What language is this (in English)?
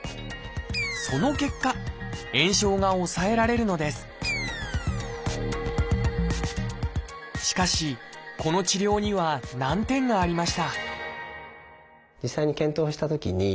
Japanese